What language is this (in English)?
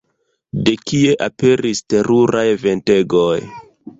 Esperanto